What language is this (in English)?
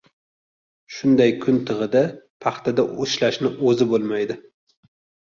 Uzbek